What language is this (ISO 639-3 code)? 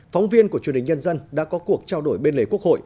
vie